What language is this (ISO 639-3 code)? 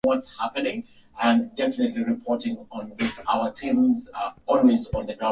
swa